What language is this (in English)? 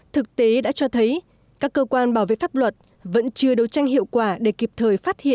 Vietnamese